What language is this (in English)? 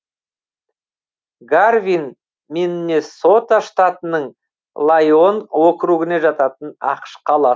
Kazakh